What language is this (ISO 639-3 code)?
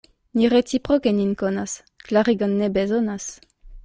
epo